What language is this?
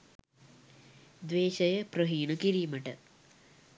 Sinhala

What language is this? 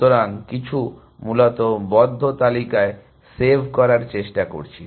Bangla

